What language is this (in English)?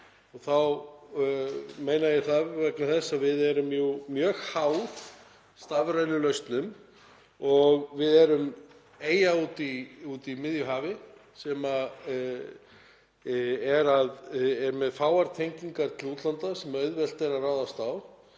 Icelandic